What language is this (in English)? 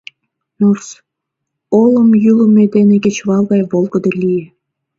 Mari